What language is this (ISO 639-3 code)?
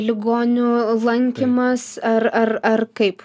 lit